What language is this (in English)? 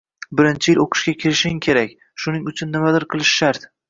Uzbek